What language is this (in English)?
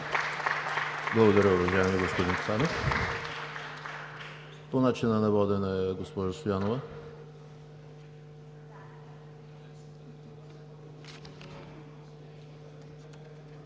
Bulgarian